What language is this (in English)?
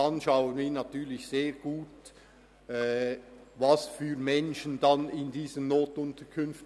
Swiss German